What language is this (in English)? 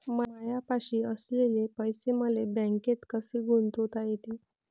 Marathi